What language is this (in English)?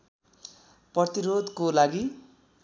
Nepali